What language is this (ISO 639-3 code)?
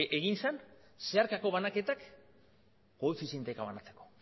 eus